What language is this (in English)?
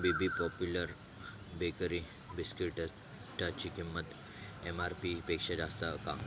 Marathi